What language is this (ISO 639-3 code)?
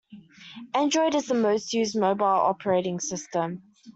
eng